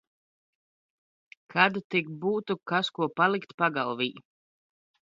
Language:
Latvian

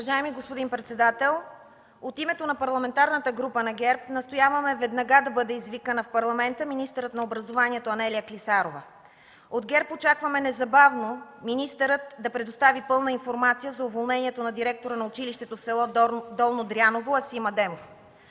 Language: Bulgarian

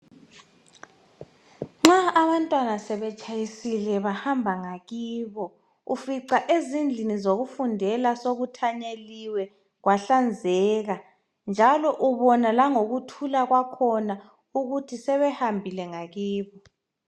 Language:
North Ndebele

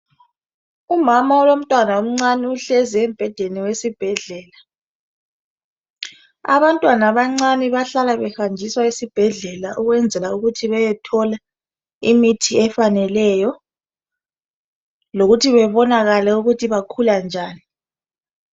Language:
North Ndebele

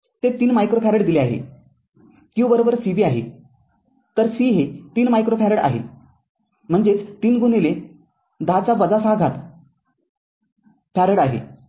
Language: Marathi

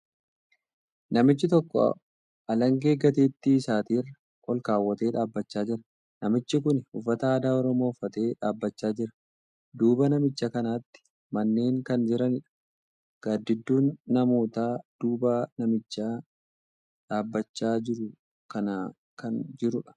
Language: Oromo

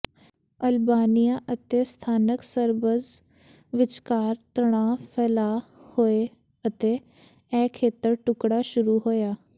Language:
Punjabi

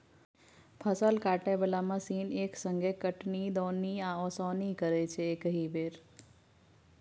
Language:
Maithili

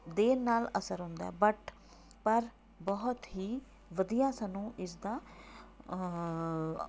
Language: Punjabi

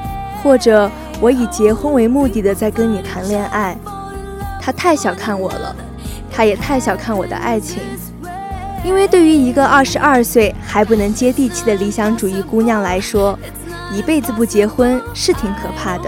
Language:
Chinese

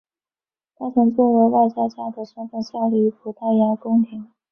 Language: Chinese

